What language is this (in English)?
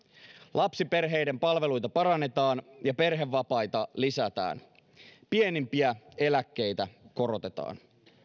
Finnish